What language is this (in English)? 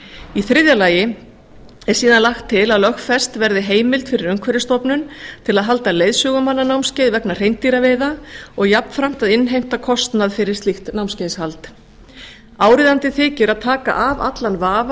Icelandic